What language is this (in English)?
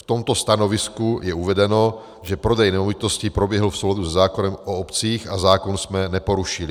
Czech